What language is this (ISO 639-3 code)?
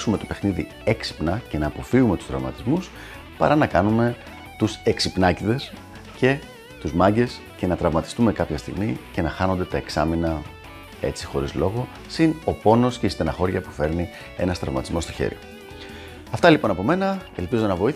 ell